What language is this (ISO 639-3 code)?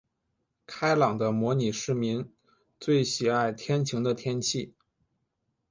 zho